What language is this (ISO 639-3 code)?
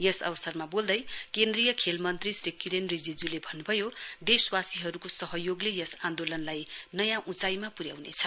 nep